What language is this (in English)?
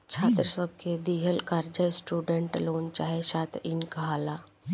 Bhojpuri